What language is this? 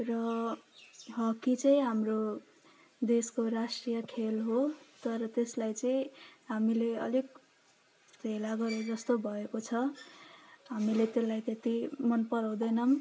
Nepali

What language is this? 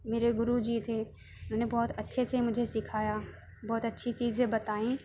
Urdu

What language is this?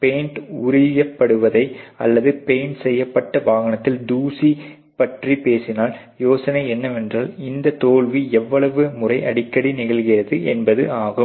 Tamil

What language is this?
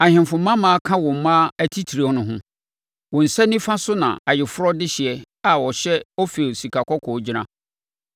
Akan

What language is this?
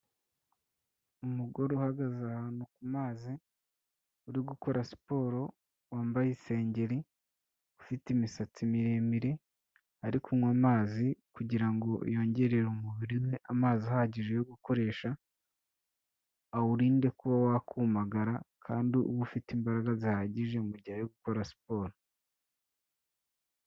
Kinyarwanda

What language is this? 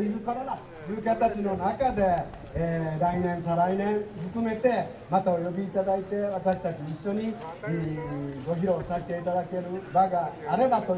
Japanese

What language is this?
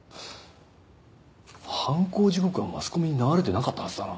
Japanese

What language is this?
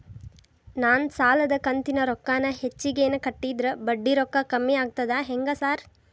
Kannada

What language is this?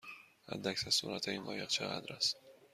Persian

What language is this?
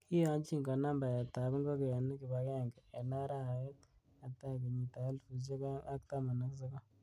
Kalenjin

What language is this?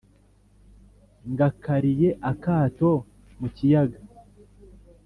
Kinyarwanda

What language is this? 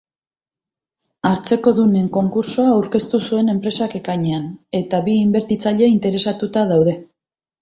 Basque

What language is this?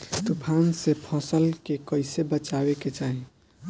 Bhojpuri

